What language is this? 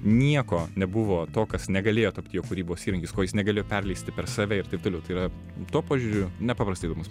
Lithuanian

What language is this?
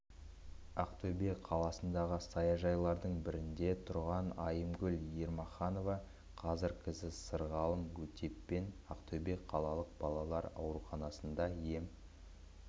Kazakh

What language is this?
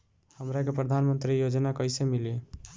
Bhojpuri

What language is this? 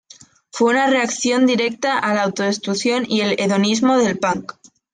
Spanish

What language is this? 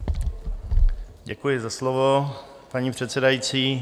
Czech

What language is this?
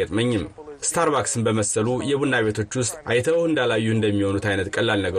Amharic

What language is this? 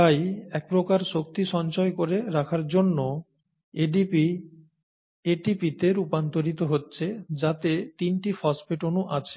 Bangla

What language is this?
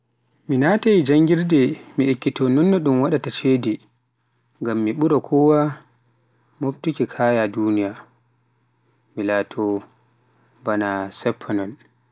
Pular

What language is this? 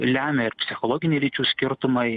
Lithuanian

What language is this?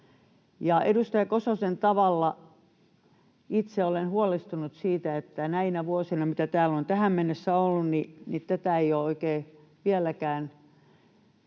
Finnish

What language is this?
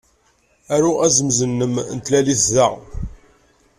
Kabyle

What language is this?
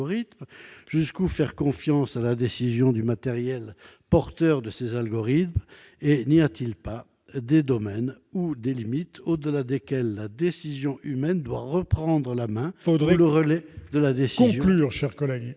French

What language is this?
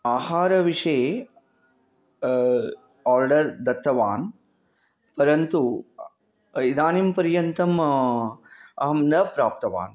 Sanskrit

